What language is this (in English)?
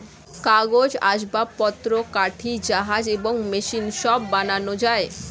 Bangla